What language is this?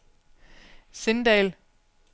Danish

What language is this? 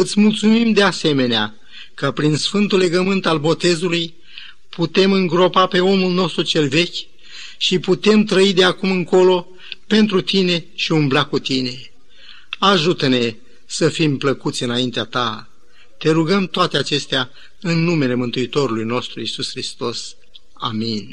Romanian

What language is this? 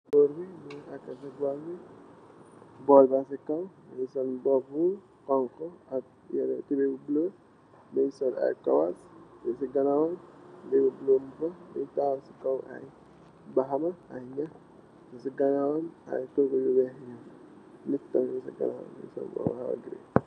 Wolof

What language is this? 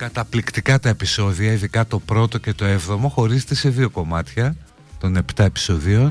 Greek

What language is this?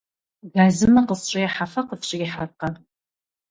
Kabardian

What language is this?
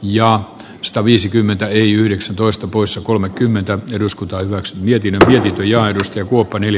Finnish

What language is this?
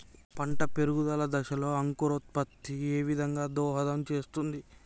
Telugu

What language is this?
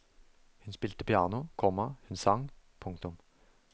Norwegian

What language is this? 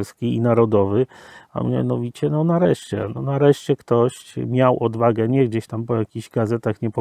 Polish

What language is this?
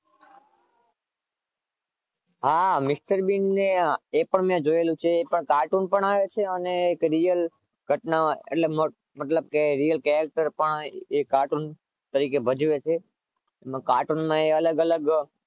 Gujarati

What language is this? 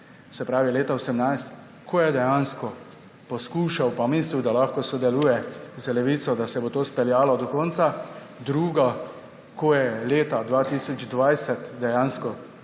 Slovenian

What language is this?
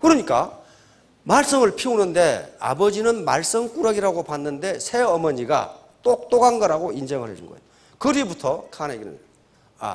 Korean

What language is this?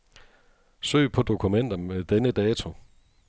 Danish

